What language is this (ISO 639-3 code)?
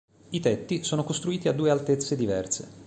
ita